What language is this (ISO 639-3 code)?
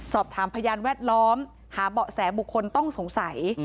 tha